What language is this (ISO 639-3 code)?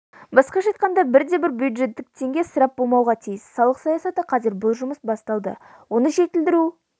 kaz